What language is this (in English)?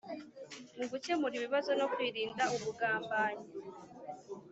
Kinyarwanda